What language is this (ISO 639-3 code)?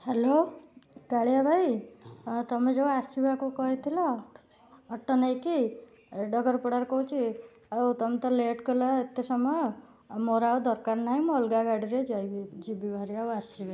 ori